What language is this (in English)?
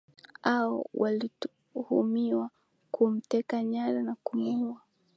Swahili